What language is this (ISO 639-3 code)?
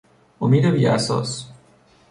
fas